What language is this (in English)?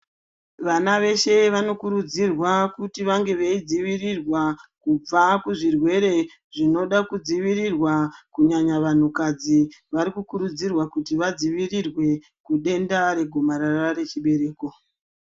Ndau